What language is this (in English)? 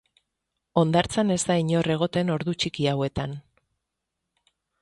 Basque